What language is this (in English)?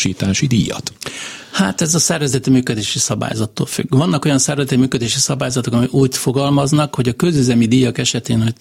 Hungarian